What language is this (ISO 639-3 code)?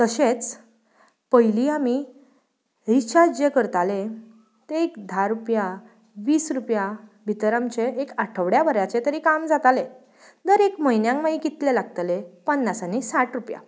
kok